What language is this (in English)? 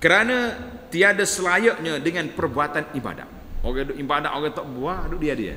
Malay